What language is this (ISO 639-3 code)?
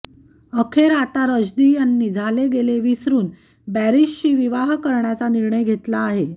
mar